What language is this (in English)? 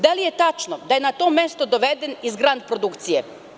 Serbian